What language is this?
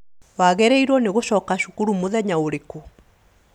Kikuyu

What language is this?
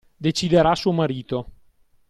Italian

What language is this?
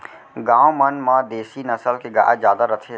Chhattisgarhi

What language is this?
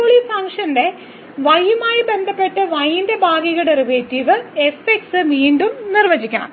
Malayalam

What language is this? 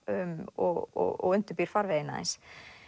Icelandic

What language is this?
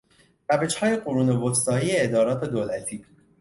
Persian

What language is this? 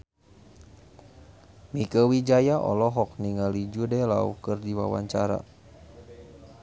Sundanese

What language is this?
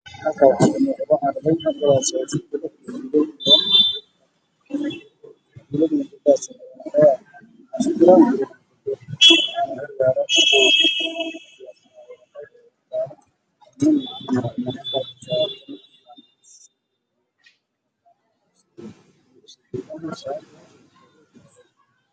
Somali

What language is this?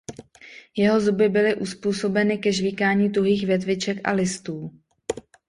Czech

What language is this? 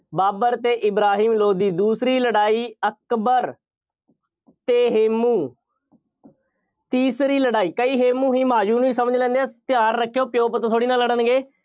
Punjabi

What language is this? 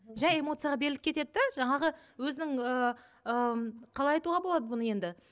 Kazakh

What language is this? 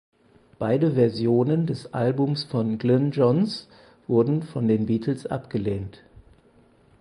German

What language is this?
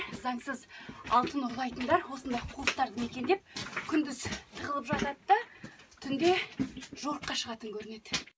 Kazakh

